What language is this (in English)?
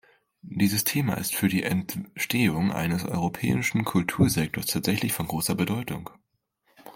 German